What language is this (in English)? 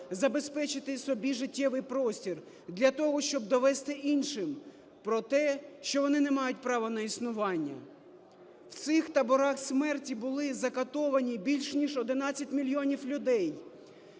Ukrainian